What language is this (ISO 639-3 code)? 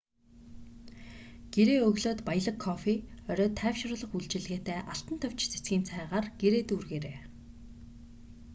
mon